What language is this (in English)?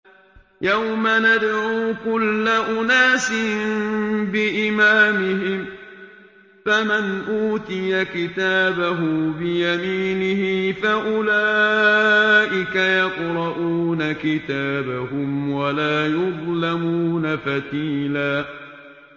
Arabic